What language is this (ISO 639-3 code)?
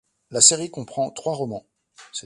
fra